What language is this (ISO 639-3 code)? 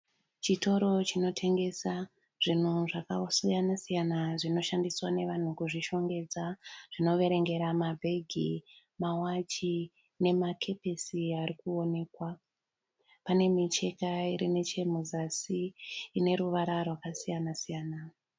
sna